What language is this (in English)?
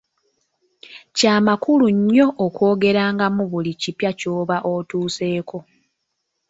Ganda